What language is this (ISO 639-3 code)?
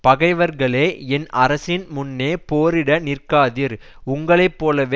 tam